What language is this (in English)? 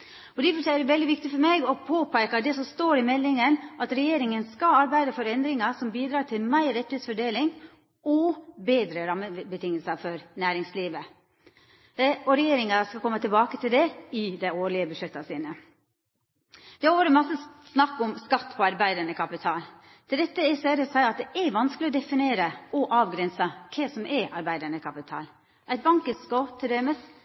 Norwegian Nynorsk